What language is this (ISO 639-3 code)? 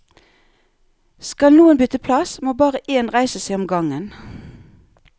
nor